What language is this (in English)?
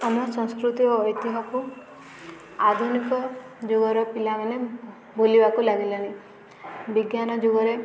Odia